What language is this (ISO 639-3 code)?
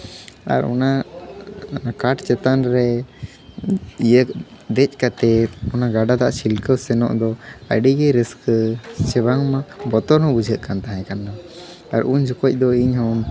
sat